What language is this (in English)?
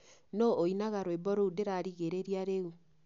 Kikuyu